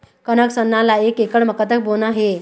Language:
Chhattisgarhi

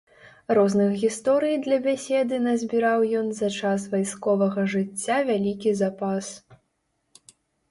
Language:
Belarusian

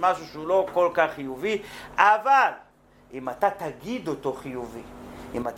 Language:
Hebrew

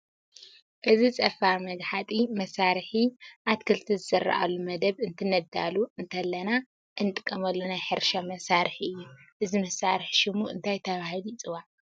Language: Tigrinya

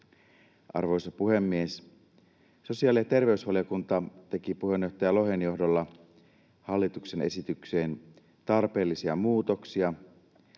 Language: Finnish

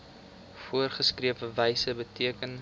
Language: Afrikaans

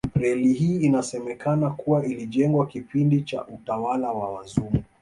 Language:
Swahili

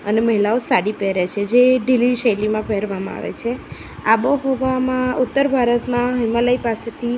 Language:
Gujarati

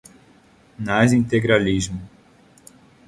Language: Portuguese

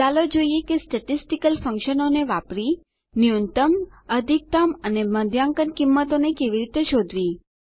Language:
Gujarati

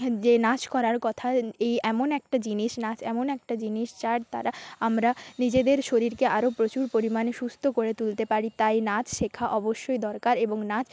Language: Bangla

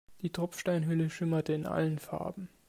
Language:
German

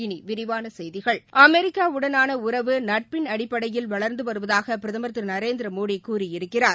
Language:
Tamil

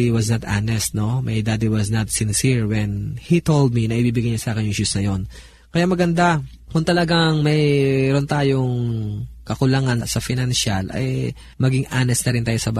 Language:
Filipino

